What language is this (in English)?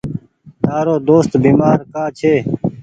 Goaria